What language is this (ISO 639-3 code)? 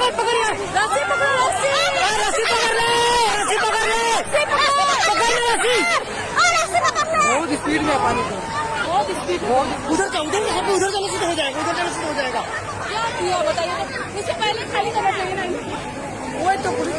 ben